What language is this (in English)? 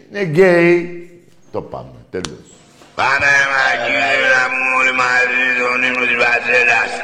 Greek